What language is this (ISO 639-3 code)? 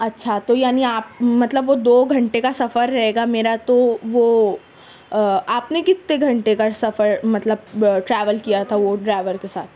urd